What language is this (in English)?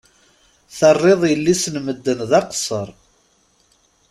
Kabyle